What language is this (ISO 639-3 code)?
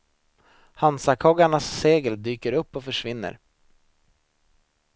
swe